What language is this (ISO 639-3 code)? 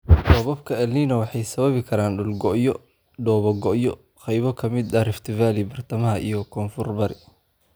som